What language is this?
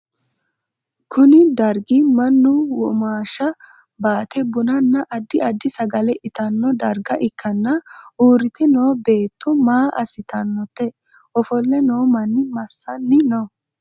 Sidamo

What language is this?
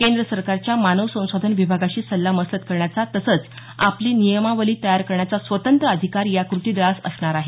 Marathi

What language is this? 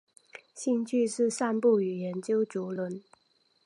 Chinese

